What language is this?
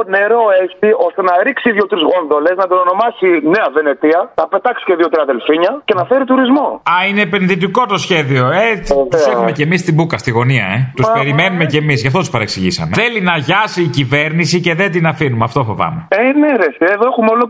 Greek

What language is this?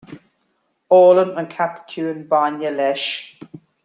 Irish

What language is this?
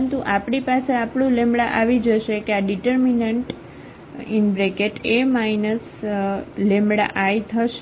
Gujarati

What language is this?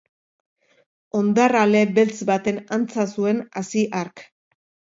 Basque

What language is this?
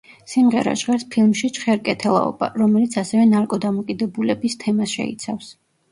Georgian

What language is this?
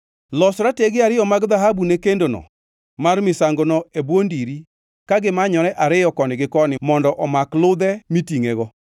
Luo (Kenya and Tanzania)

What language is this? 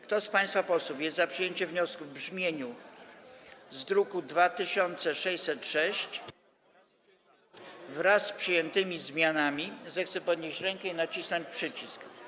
Polish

